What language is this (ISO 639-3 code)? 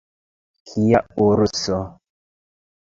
epo